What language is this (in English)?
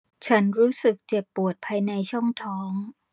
Thai